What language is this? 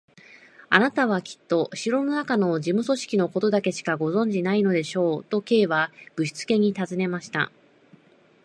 Japanese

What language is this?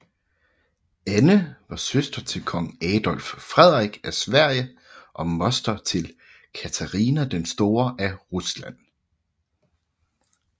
Danish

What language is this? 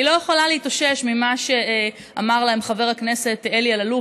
Hebrew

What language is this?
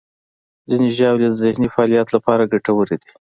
Pashto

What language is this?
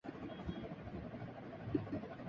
Urdu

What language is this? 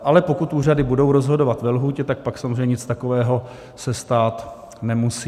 Czech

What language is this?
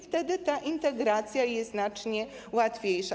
Polish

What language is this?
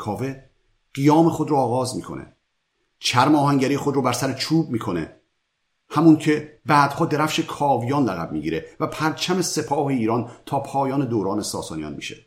Persian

